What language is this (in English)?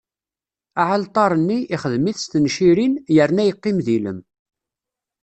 Kabyle